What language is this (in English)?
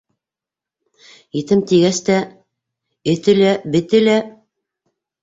Bashkir